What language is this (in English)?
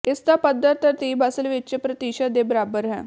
Punjabi